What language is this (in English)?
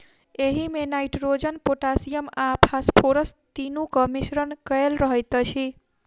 Maithili